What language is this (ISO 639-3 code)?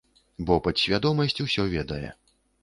bel